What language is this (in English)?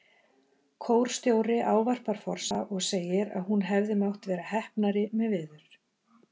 Icelandic